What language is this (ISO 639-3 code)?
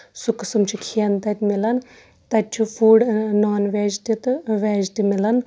kas